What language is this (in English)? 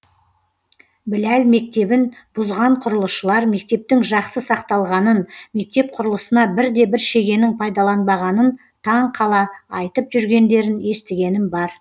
Kazakh